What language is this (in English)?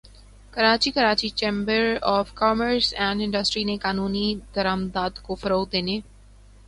Urdu